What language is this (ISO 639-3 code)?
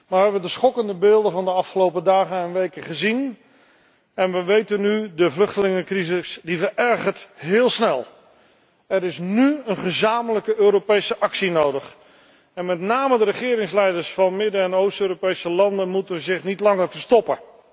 nld